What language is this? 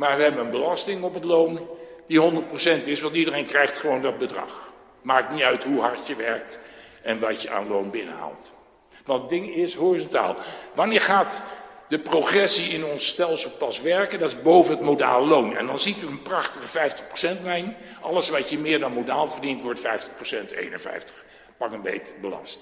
Dutch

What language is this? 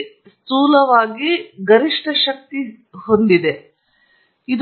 Kannada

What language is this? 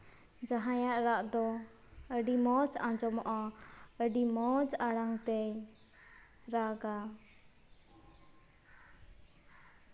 Santali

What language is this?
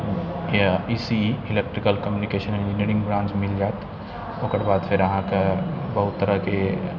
Maithili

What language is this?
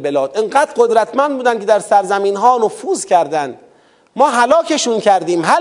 Persian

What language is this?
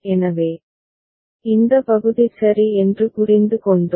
Tamil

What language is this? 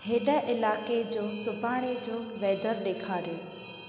Sindhi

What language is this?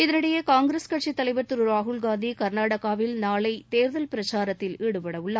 Tamil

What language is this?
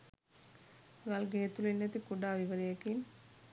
Sinhala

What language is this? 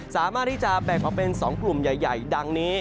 Thai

